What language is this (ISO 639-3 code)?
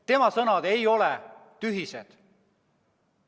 est